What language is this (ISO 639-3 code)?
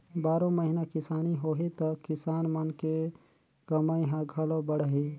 hne